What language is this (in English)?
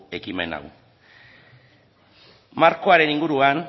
Basque